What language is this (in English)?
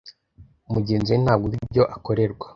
Kinyarwanda